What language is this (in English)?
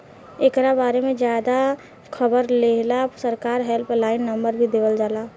Bhojpuri